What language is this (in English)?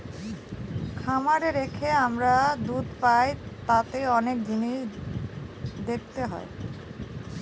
Bangla